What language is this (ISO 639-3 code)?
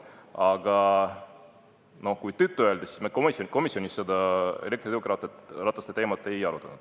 est